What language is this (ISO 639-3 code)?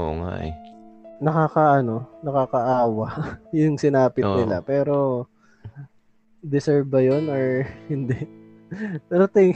fil